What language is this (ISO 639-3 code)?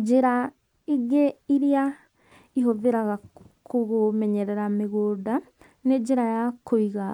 kik